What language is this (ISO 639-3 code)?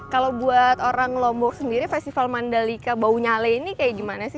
ind